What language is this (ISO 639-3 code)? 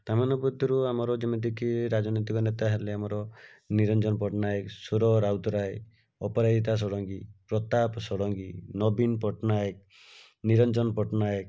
ori